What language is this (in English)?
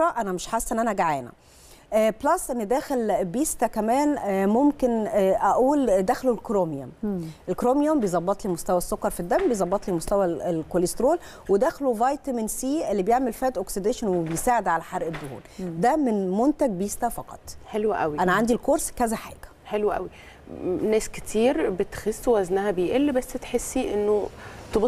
Arabic